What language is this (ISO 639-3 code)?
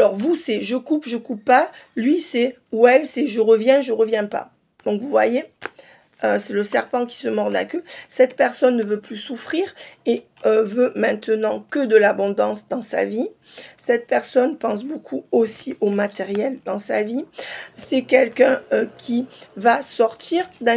fra